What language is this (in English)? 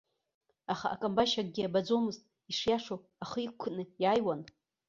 Abkhazian